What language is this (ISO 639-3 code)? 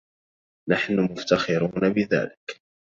ara